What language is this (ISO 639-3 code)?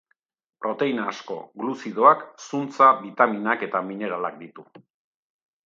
eus